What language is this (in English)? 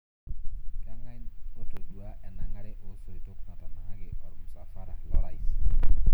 Masai